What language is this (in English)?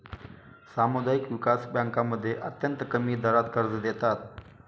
Marathi